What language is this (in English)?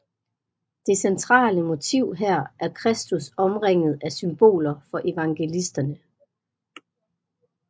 Danish